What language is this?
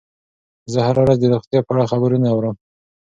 Pashto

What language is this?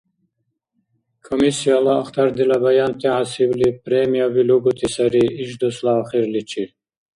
Dargwa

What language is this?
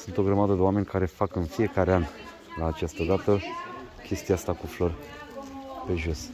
Romanian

